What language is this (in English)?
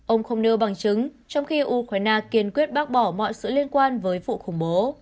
Vietnamese